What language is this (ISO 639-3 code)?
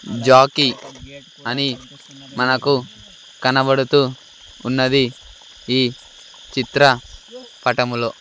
tel